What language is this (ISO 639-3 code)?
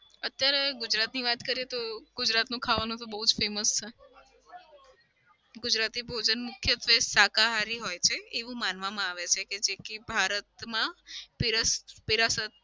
guj